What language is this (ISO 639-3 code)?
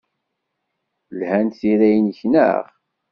kab